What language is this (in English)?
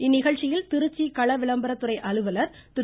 Tamil